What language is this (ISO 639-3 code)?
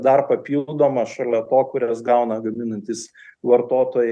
lit